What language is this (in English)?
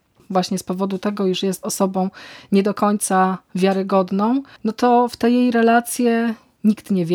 Polish